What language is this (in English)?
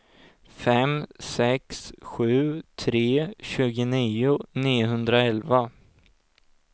Swedish